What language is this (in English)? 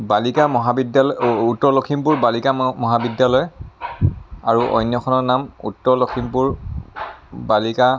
Assamese